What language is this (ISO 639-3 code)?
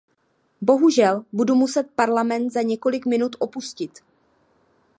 ces